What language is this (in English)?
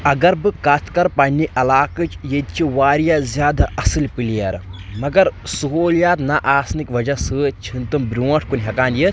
Kashmiri